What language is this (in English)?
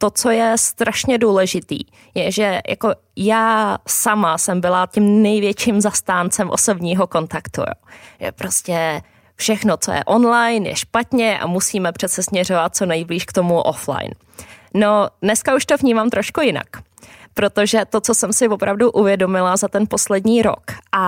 Czech